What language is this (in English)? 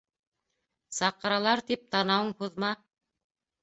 Bashkir